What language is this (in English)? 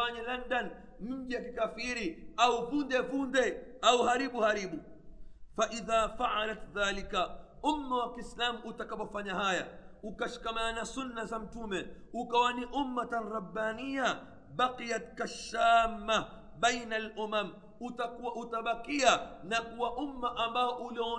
Swahili